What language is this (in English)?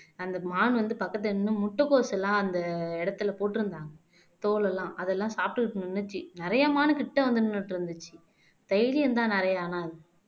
Tamil